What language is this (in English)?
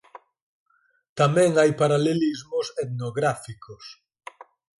Galician